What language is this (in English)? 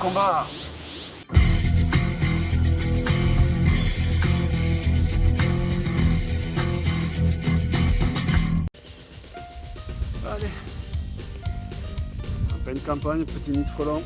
French